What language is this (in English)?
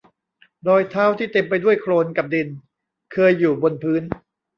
Thai